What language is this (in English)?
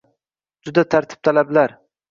Uzbek